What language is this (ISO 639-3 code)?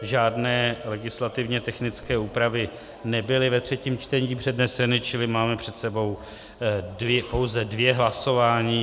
ces